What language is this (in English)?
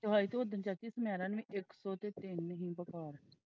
Punjabi